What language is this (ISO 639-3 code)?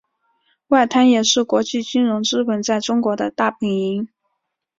zho